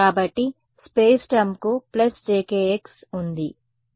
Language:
Telugu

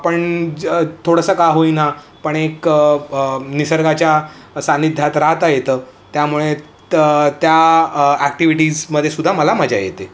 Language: Marathi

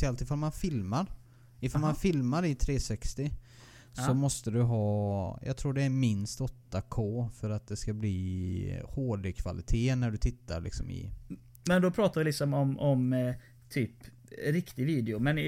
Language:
Swedish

